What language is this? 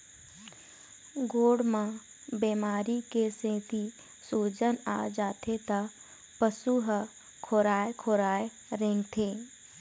Chhattisgarhi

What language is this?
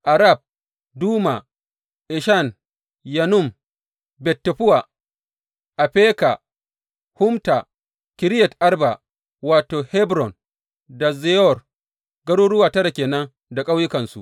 Hausa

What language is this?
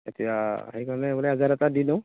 Assamese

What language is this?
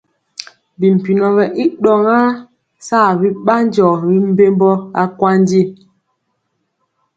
Mpiemo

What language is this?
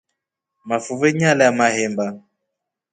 Rombo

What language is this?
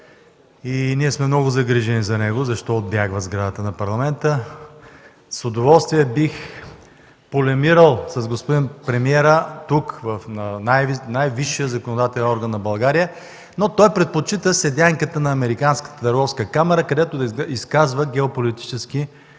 Bulgarian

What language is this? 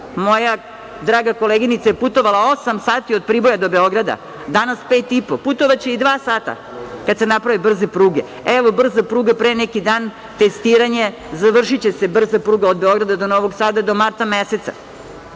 Serbian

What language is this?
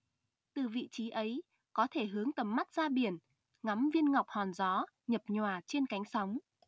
Vietnamese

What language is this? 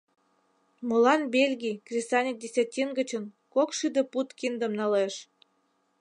Mari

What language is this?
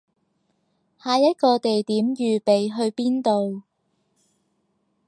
Cantonese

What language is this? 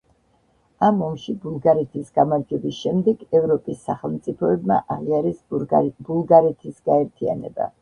Georgian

